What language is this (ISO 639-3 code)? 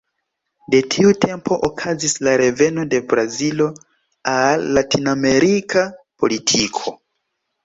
epo